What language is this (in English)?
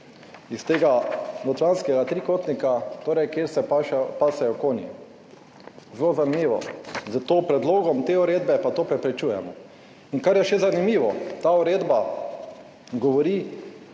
Slovenian